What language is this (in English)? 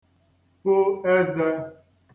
Igbo